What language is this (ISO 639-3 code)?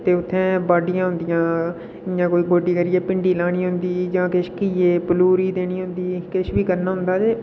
doi